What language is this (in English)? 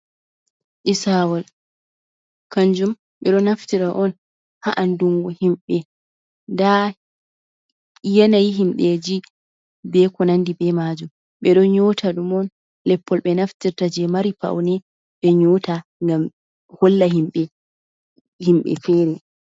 Fula